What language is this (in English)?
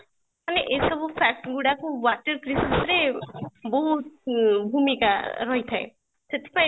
Odia